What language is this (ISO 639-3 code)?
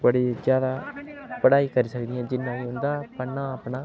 doi